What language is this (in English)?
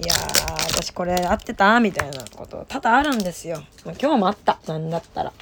Japanese